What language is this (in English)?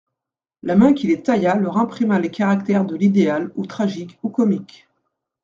French